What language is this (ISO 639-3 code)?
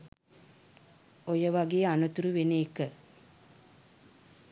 sin